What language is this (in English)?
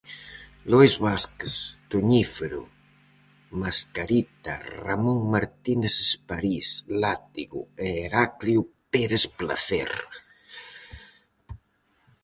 Galician